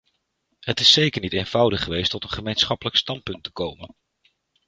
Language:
Dutch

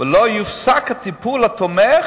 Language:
Hebrew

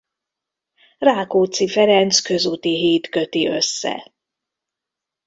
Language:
Hungarian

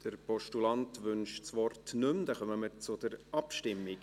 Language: Swiss German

